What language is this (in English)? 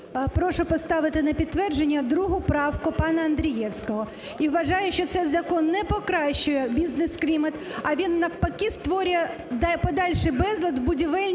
Ukrainian